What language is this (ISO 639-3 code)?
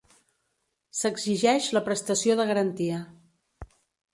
cat